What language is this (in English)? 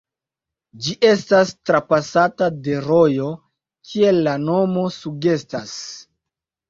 Esperanto